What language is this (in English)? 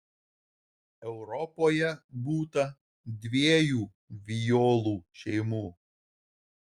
Lithuanian